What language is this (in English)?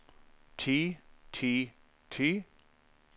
Norwegian